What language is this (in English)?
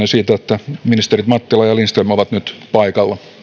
Finnish